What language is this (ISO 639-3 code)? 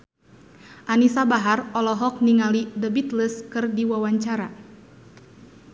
sun